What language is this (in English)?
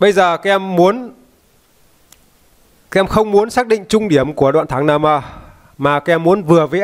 Vietnamese